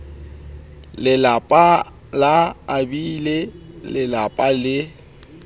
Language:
Southern Sotho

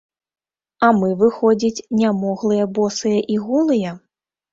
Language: Belarusian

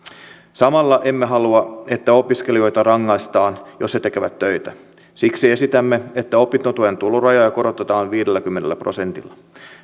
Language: Finnish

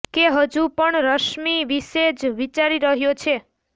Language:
Gujarati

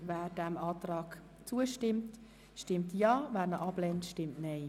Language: Swiss German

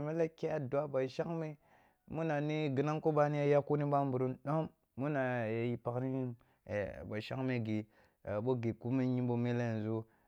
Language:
Kulung (Nigeria)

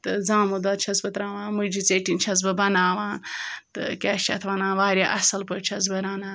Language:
Kashmiri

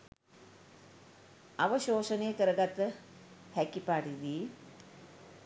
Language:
Sinhala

